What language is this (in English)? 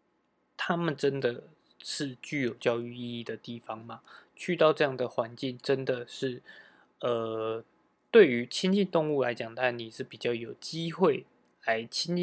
Chinese